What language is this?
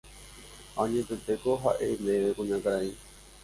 Guarani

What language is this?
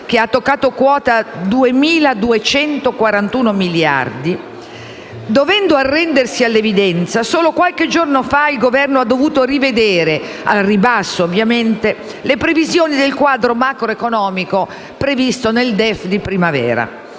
Italian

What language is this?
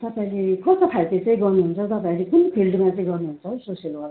Nepali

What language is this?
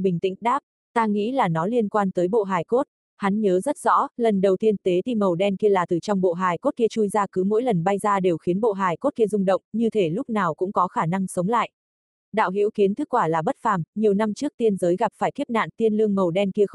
Vietnamese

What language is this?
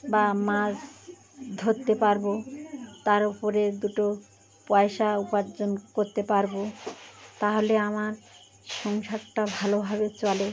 Bangla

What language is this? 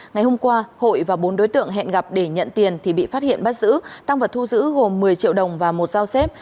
Vietnamese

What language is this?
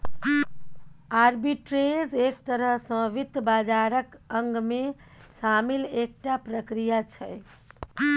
Maithili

